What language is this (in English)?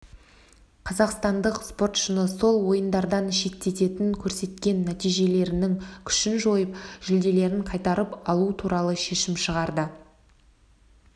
Kazakh